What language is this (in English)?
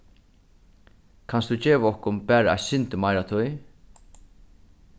Faroese